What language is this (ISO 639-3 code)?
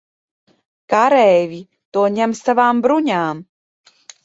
lav